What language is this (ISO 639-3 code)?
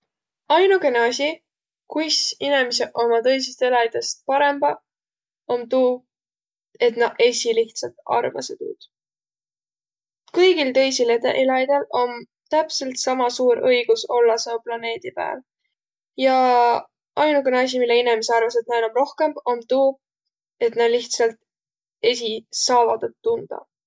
vro